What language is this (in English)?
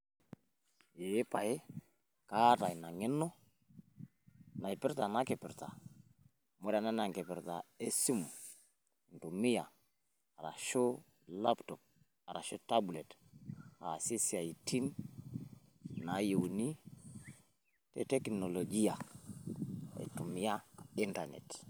Masai